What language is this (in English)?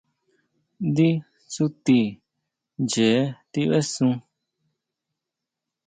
Huautla Mazatec